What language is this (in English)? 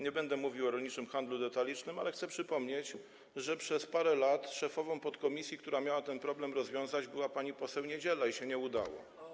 Polish